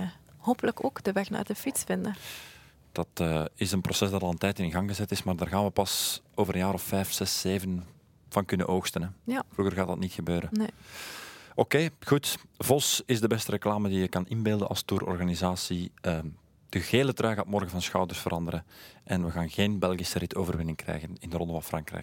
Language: Dutch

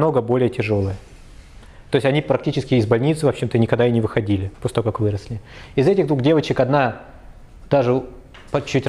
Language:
Russian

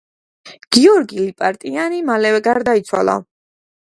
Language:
Georgian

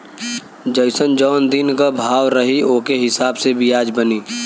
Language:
Bhojpuri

